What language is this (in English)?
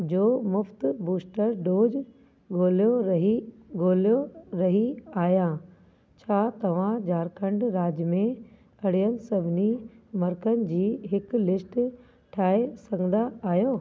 Sindhi